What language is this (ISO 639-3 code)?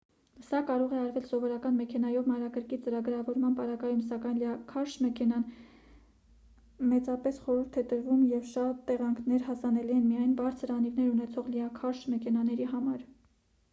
hye